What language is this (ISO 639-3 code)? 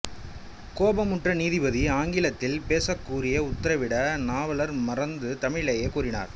tam